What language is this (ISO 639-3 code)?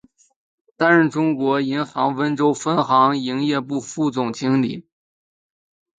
zho